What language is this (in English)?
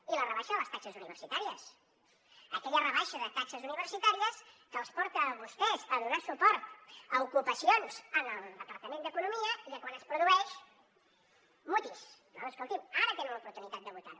Catalan